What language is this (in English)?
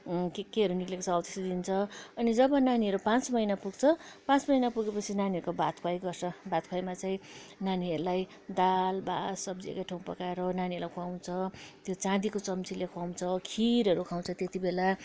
Nepali